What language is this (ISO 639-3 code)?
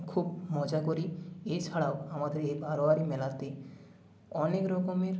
ben